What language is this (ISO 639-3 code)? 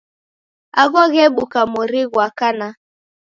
dav